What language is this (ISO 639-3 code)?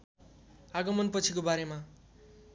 nep